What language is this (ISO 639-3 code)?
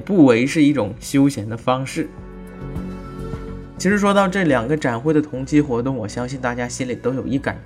zho